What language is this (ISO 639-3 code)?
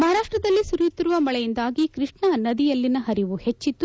kan